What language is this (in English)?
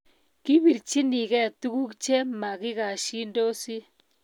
Kalenjin